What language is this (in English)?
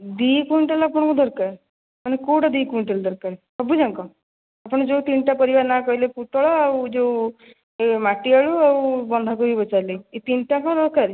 Odia